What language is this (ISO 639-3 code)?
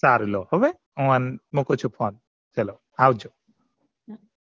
guj